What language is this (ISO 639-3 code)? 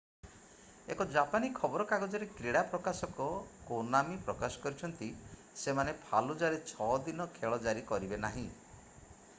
ori